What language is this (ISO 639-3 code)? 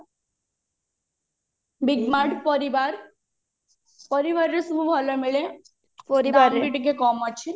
ori